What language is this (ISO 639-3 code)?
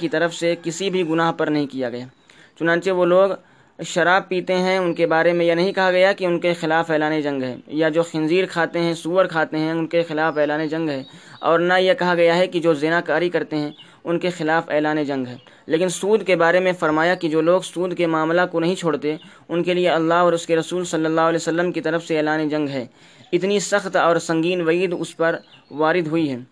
urd